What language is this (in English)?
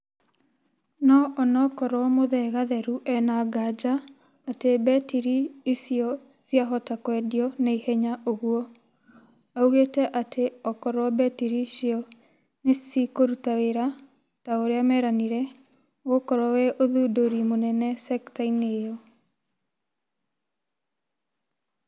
Kikuyu